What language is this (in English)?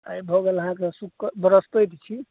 Maithili